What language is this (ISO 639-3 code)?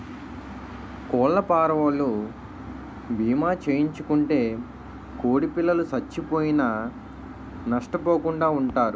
tel